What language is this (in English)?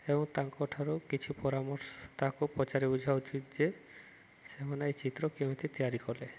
Odia